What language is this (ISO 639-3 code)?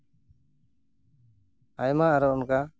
sat